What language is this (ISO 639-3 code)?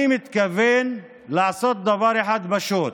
heb